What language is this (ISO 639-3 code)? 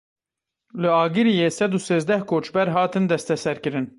kur